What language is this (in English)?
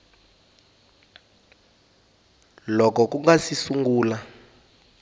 Tsonga